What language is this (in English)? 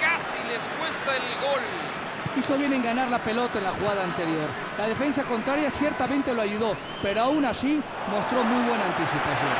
Spanish